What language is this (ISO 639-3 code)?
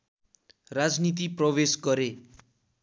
nep